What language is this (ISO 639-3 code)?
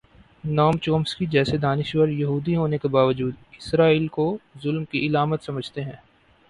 urd